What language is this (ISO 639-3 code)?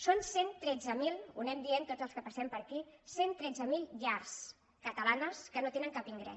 cat